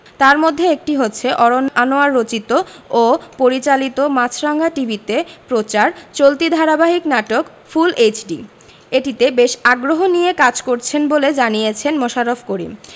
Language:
Bangla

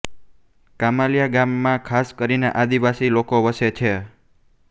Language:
Gujarati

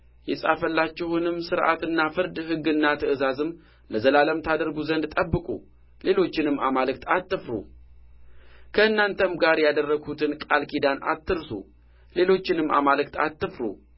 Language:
Amharic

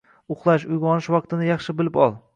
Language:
Uzbek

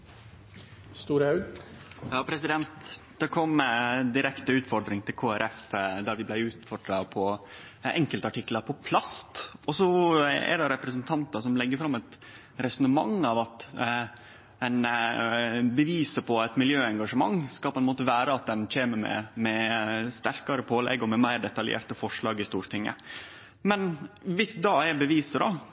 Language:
Norwegian Nynorsk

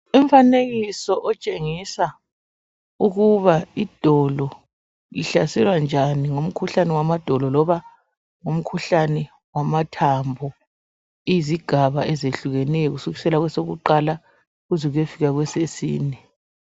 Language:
North Ndebele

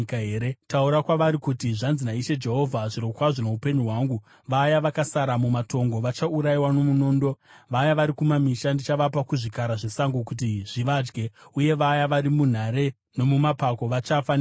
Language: Shona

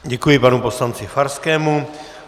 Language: Czech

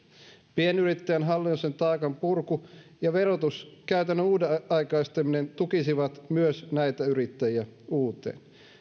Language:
Finnish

